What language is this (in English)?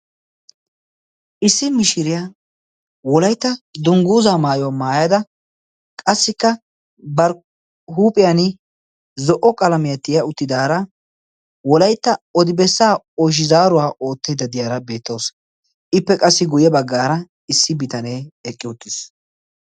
Wolaytta